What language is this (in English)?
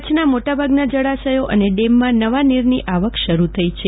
Gujarati